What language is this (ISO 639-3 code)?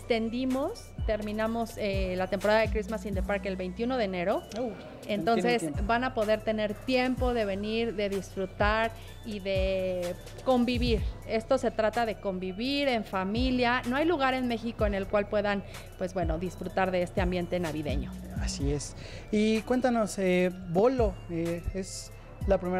spa